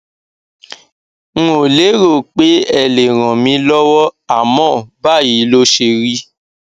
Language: Yoruba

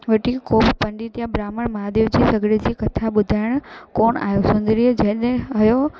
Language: Sindhi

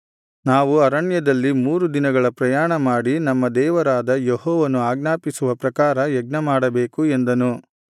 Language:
Kannada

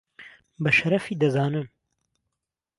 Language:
Central Kurdish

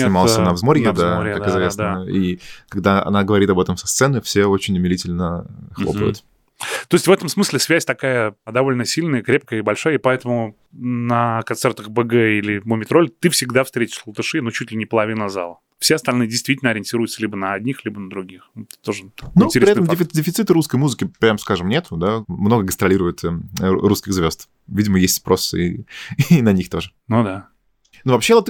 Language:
Russian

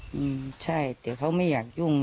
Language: Thai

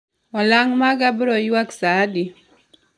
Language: Luo (Kenya and Tanzania)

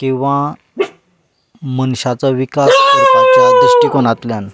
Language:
Konkani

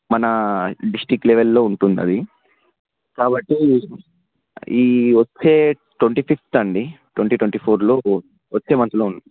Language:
Telugu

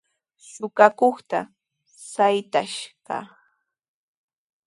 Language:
Sihuas Ancash Quechua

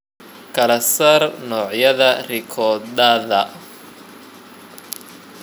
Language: Somali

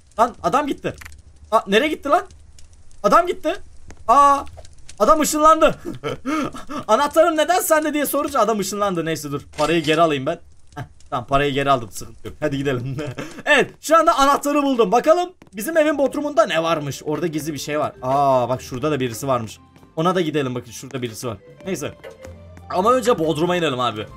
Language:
Turkish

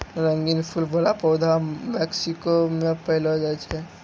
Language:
Maithili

